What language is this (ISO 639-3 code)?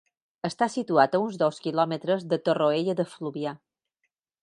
cat